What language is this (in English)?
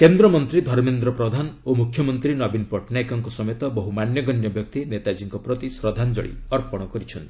Odia